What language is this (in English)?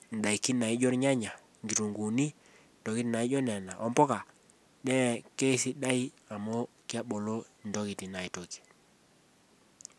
Masai